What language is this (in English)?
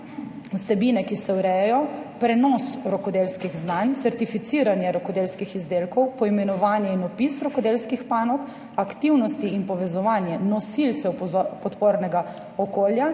Slovenian